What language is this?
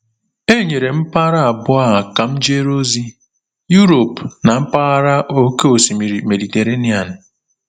Igbo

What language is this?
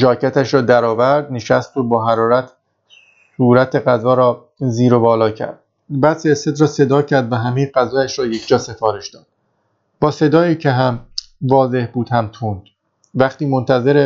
Persian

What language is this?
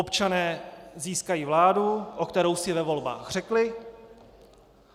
Czech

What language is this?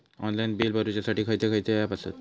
Marathi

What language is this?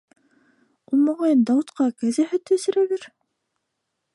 Bashkir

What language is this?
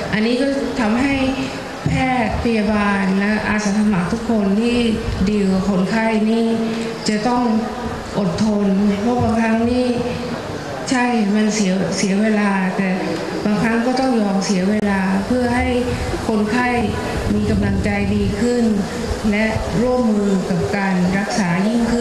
Thai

